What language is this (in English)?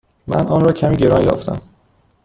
Persian